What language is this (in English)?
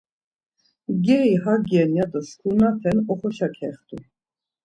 Laz